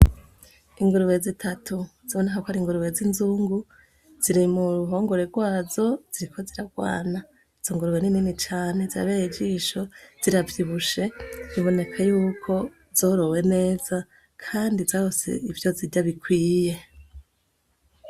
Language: Rundi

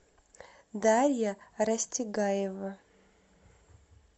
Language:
Russian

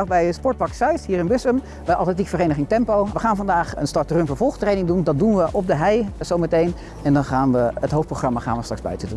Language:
Dutch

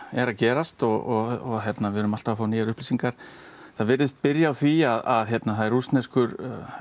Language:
Icelandic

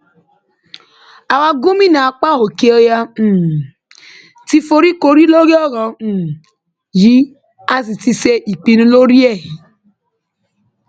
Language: Yoruba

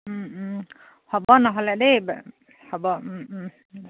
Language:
Assamese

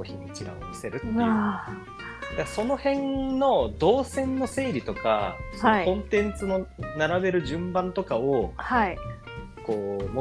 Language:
Japanese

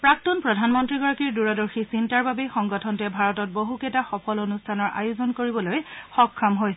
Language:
Assamese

